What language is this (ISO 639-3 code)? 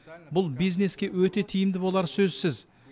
kaz